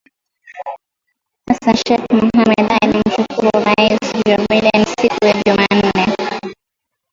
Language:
Swahili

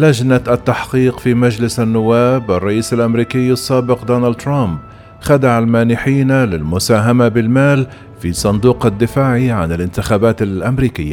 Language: Arabic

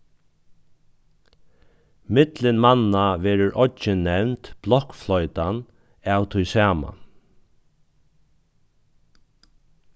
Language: Faroese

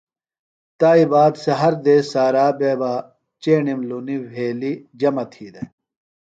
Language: Phalura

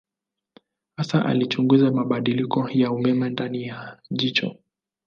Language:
Swahili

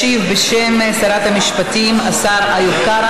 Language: Hebrew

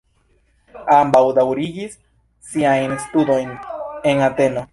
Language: Esperanto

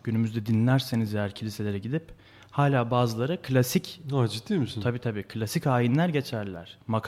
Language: Turkish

